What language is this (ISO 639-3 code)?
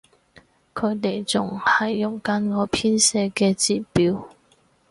yue